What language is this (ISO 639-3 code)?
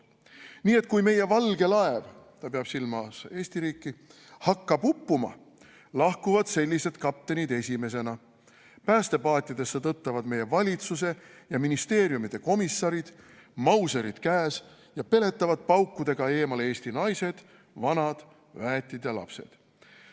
est